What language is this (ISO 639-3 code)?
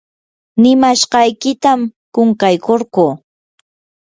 qur